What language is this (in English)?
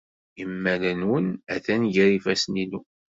Kabyle